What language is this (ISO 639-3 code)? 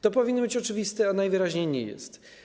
pol